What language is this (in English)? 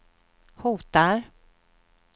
Swedish